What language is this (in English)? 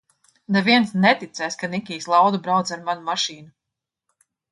Latvian